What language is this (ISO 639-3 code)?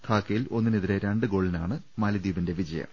mal